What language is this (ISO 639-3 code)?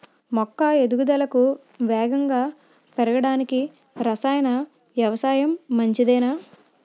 tel